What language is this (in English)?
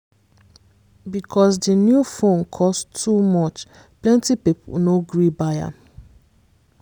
Nigerian Pidgin